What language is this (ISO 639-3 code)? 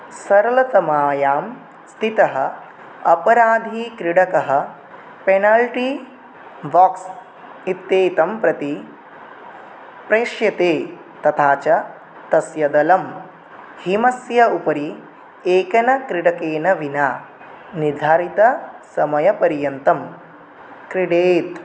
san